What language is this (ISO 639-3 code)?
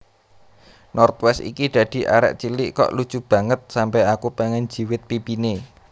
jav